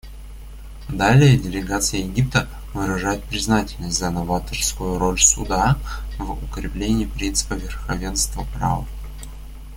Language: Russian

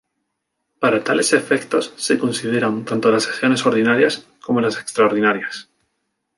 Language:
Spanish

